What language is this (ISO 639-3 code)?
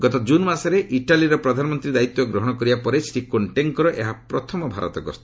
ori